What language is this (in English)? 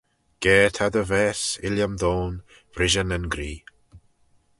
Manx